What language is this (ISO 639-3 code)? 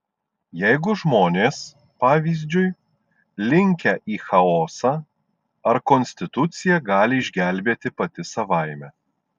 lit